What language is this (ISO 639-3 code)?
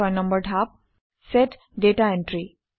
asm